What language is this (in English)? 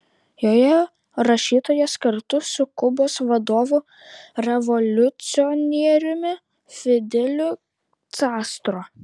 Lithuanian